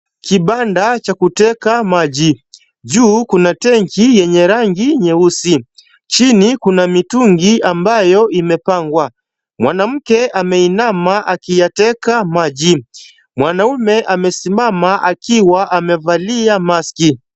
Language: Swahili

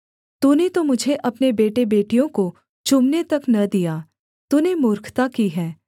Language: Hindi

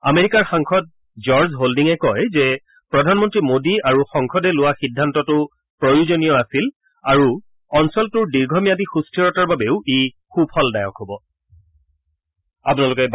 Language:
Assamese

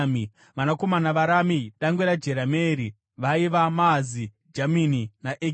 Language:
Shona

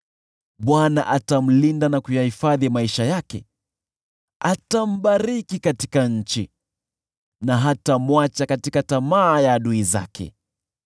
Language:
Swahili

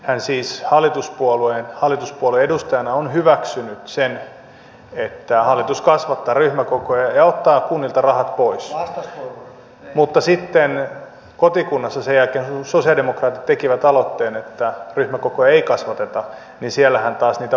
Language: Finnish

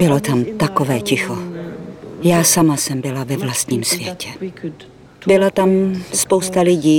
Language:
Czech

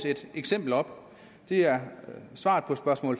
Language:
Danish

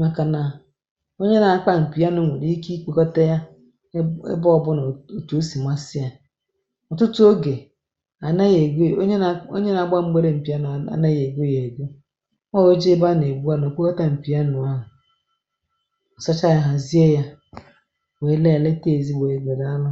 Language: Igbo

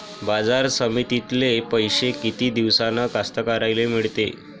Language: Marathi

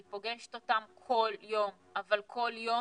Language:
Hebrew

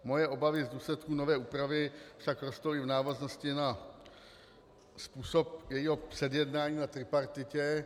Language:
Czech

